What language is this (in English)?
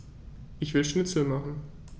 German